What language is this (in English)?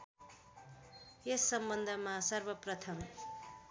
Nepali